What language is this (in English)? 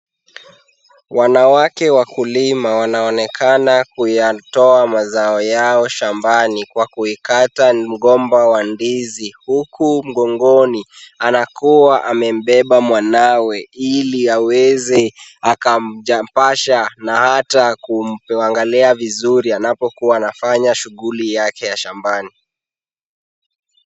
Swahili